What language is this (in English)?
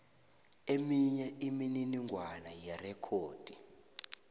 South Ndebele